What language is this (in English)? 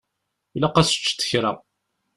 Kabyle